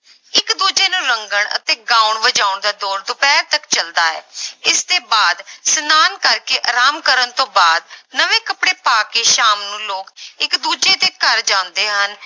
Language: Punjabi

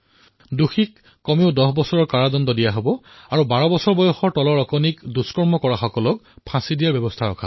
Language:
Assamese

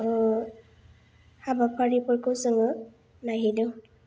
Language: Bodo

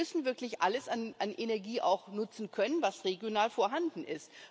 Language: German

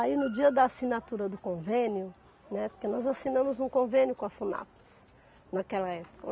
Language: Portuguese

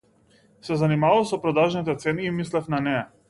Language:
Macedonian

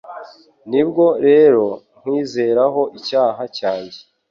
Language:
Kinyarwanda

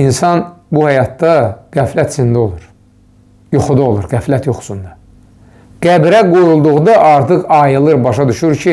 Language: Turkish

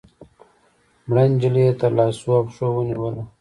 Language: Pashto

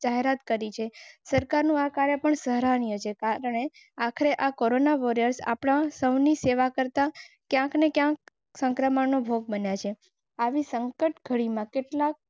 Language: Gujarati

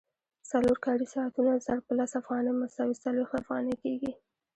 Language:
Pashto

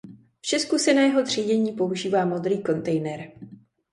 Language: Czech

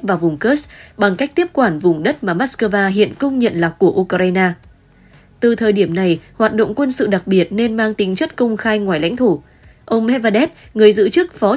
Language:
Vietnamese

